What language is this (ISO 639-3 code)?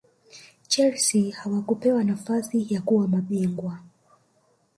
swa